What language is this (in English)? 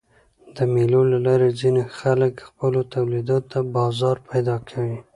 Pashto